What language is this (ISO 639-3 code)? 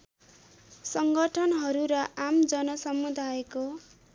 nep